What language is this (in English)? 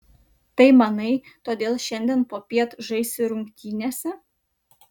Lithuanian